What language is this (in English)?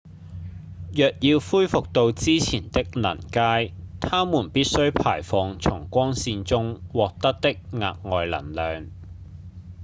Cantonese